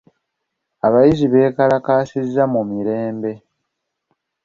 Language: Ganda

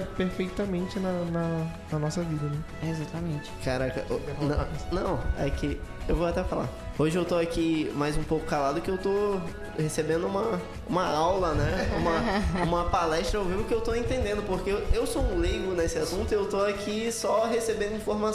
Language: Portuguese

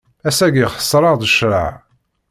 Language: Kabyle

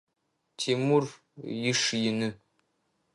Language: Adyghe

